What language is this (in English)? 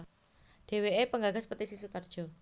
Javanese